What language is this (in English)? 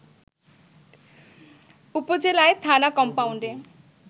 Bangla